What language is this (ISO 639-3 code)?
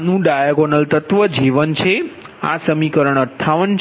guj